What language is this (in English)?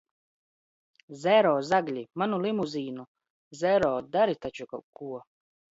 Latvian